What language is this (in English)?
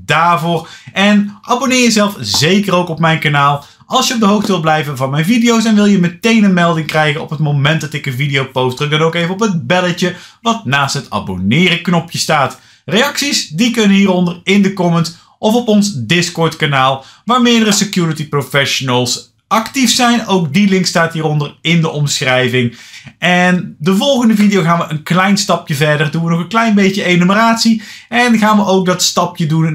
Dutch